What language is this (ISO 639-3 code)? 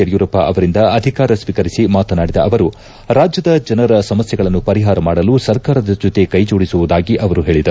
kan